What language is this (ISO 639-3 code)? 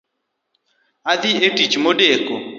luo